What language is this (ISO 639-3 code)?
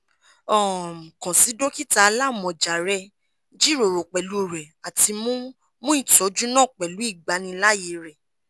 yor